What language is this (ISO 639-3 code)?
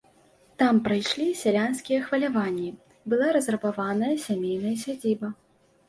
bel